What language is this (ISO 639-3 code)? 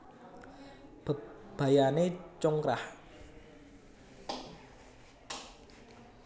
jav